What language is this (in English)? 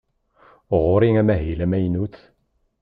Kabyle